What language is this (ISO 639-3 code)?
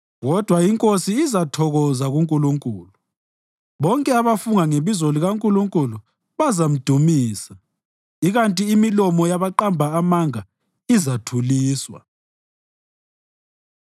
nde